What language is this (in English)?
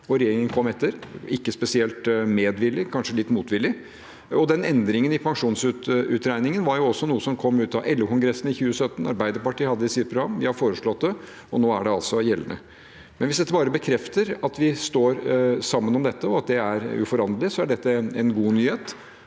Norwegian